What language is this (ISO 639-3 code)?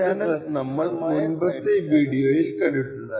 mal